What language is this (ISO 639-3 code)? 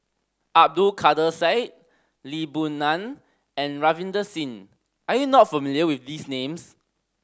eng